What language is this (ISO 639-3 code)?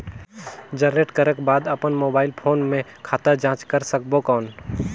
hne